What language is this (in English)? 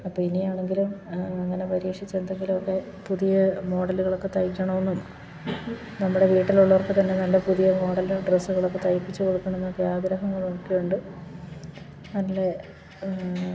Malayalam